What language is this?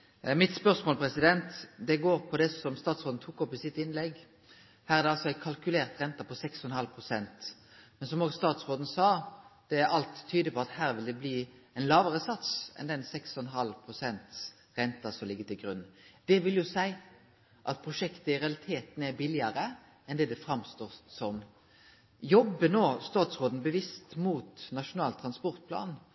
Norwegian Nynorsk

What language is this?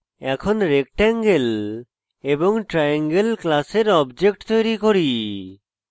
Bangla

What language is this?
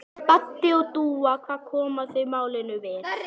Icelandic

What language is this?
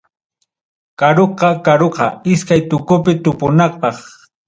Ayacucho Quechua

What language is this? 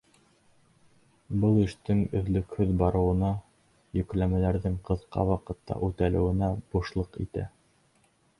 Bashkir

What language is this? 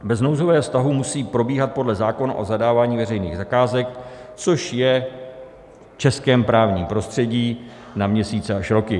Czech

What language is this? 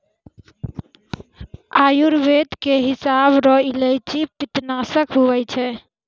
Maithili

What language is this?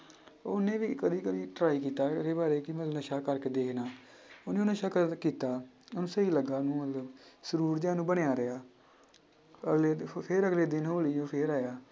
Punjabi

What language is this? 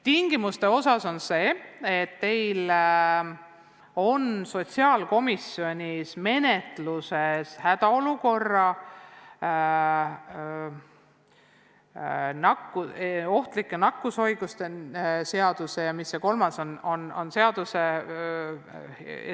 Estonian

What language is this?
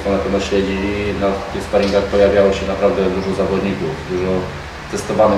Polish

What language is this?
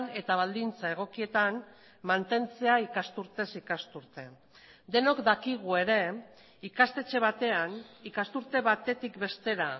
Basque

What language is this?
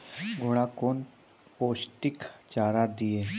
Maithili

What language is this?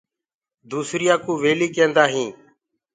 Gurgula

